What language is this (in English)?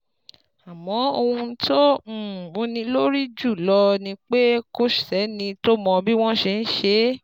Yoruba